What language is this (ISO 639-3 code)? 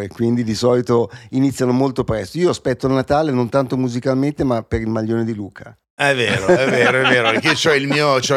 ita